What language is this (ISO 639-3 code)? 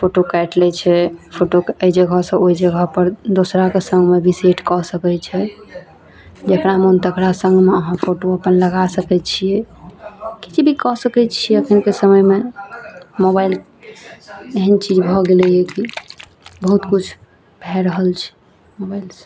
mai